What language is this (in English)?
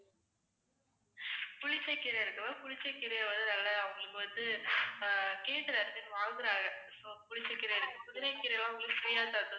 Tamil